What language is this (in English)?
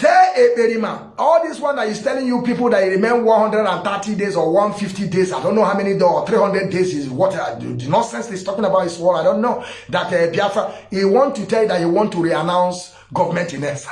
English